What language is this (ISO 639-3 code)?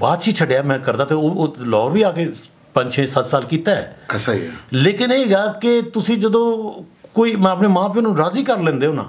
pan